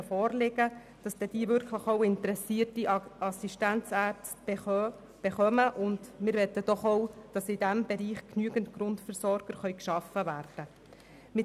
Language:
Swiss German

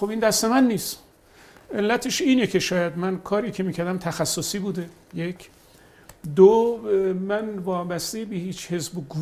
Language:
Persian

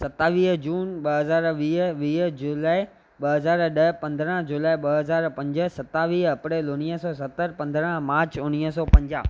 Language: Sindhi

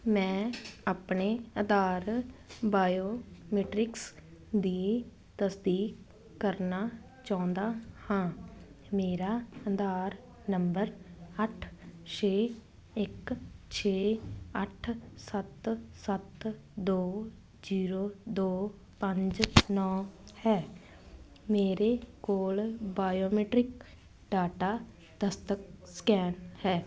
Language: Punjabi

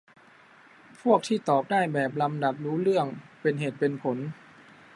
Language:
Thai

